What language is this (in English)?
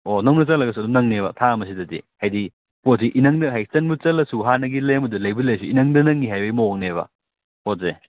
Manipuri